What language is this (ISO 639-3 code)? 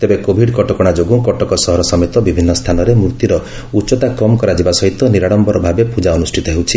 ori